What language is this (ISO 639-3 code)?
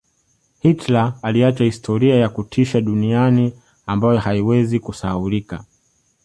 swa